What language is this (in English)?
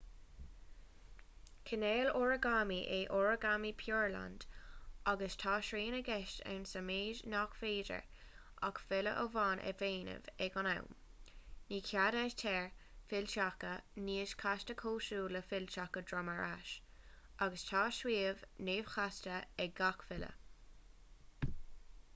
Irish